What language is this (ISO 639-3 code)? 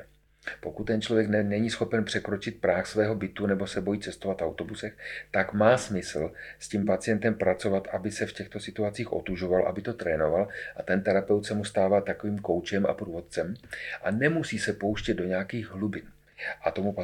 ces